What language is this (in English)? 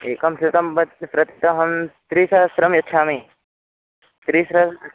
Sanskrit